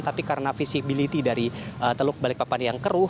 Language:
Indonesian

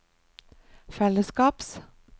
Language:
Norwegian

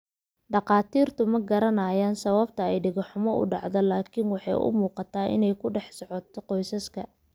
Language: Somali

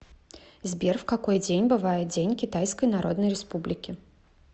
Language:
Russian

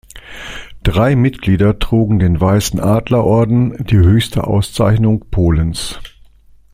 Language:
German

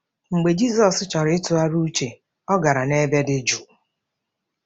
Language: Igbo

